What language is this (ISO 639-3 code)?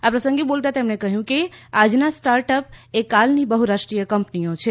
guj